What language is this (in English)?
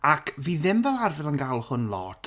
Welsh